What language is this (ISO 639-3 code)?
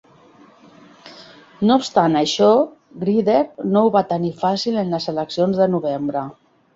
cat